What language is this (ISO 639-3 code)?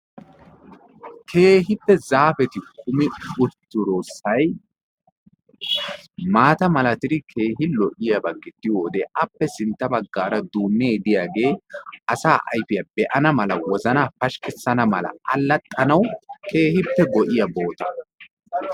wal